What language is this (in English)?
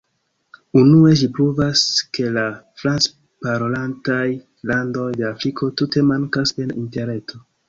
Esperanto